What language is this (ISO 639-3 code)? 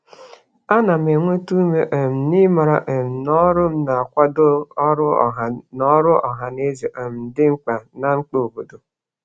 ibo